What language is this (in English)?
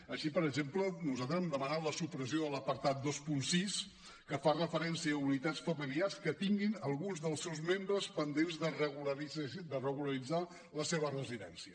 Catalan